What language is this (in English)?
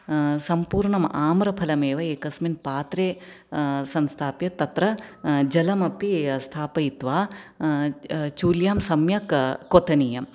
Sanskrit